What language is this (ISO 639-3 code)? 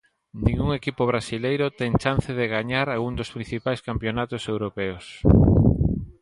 glg